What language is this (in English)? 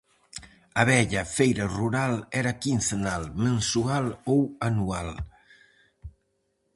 Galician